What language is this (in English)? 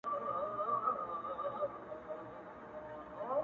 Pashto